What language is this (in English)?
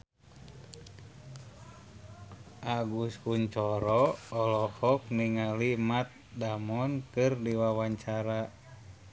Sundanese